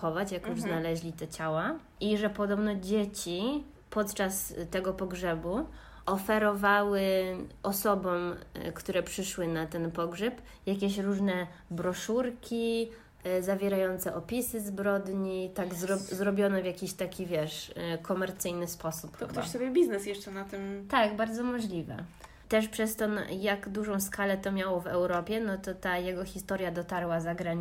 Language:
Polish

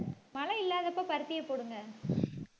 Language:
Tamil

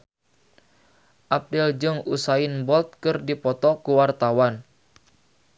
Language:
Sundanese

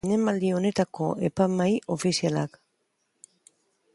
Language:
Basque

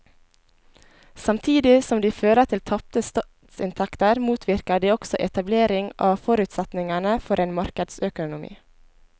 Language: Norwegian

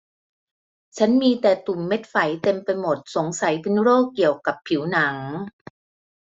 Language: Thai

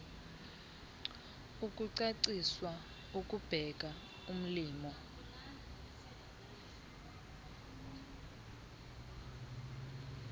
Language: Xhosa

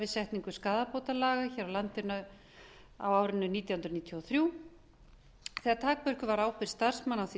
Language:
Icelandic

